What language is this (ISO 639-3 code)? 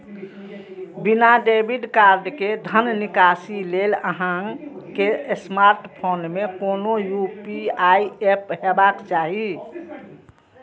mai